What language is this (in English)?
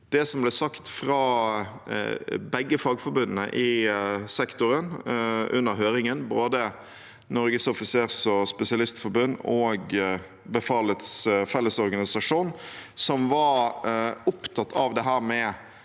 Norwegian